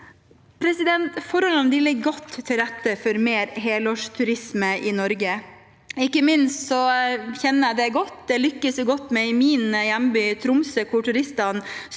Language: Norwegian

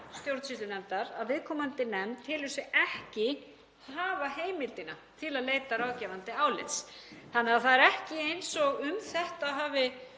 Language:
Icelandic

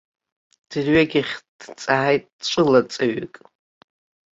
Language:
Abkhazian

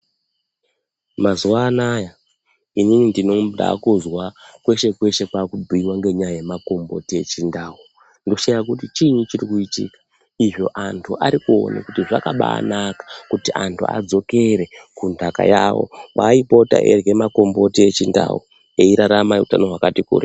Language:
Ndau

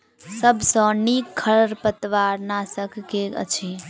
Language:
Maithili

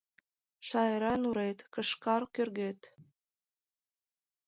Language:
Mari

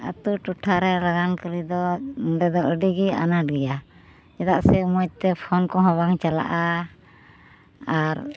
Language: Santali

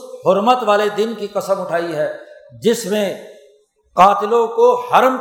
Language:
Urdu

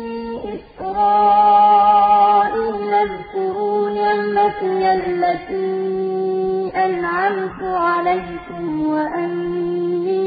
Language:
Arabic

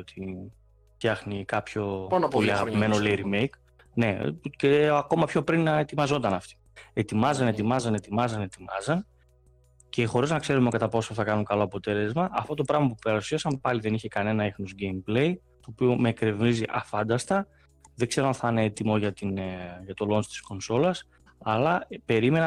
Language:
Greek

